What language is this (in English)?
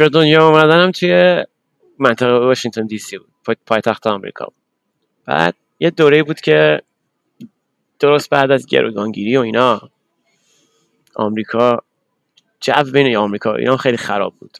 Persian